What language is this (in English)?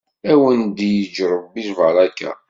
Kabyle